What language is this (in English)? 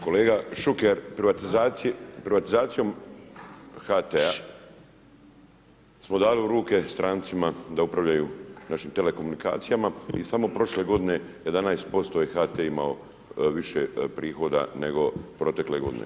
Croatian